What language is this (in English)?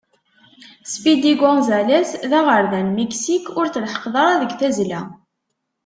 Kabyle